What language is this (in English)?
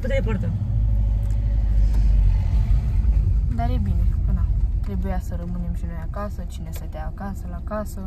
Romanian